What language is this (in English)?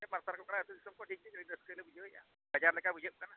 Santali